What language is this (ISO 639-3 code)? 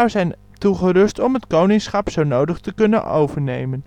nld